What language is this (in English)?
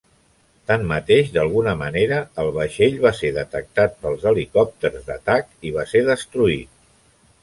Catalan